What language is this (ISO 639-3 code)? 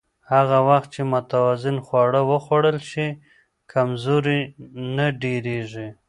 pus